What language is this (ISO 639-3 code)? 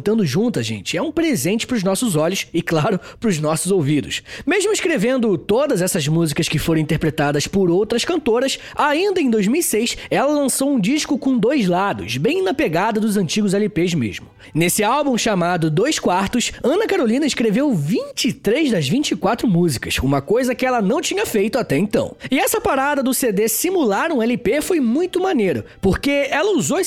por